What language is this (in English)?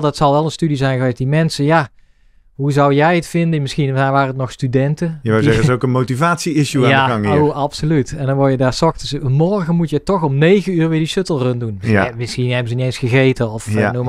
Dutch